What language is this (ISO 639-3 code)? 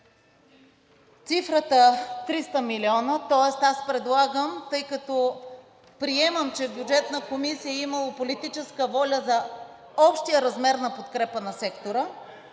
bul